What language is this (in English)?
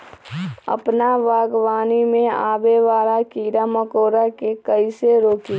Magahi